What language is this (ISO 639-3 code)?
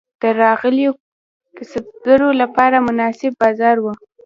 pus